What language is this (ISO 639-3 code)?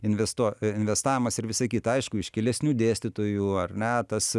lit